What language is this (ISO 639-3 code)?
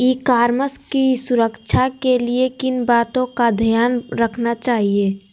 mag